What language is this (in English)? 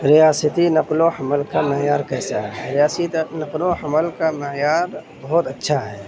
Urdu